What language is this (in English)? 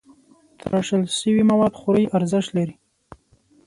Pashto